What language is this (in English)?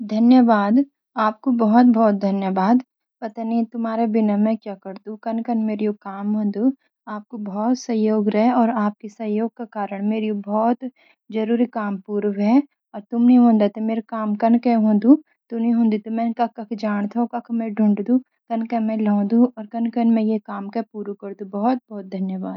Garhwali